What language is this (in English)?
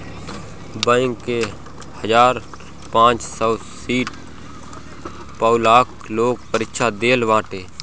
Bhojpuri